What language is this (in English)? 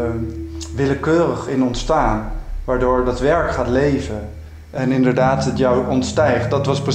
Dutch